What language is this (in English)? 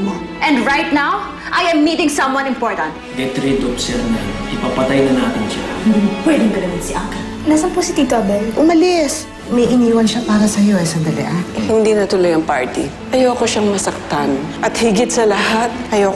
Filipino